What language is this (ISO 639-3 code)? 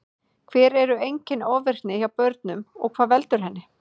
isl